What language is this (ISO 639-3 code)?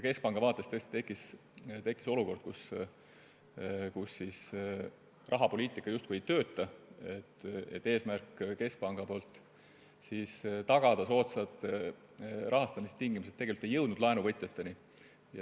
est